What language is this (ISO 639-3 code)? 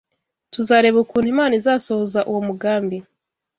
kin